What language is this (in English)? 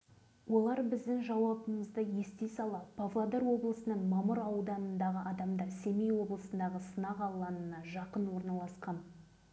Kazakh